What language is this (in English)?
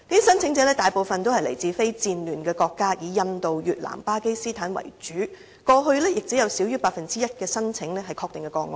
Cantonese